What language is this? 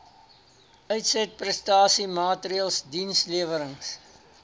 Afrikaans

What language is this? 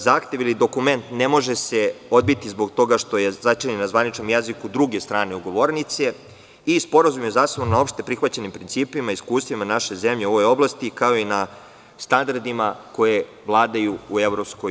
Serbian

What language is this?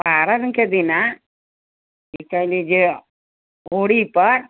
Maithili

